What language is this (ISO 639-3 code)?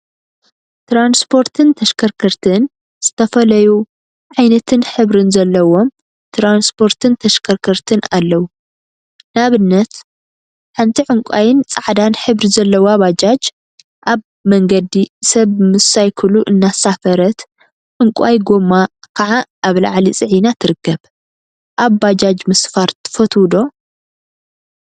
tir